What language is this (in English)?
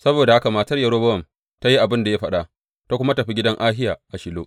Hausa